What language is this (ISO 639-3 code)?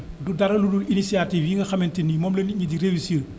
wol